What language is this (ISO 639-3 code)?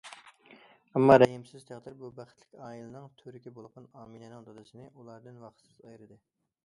uig